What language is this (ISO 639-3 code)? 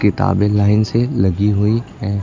hin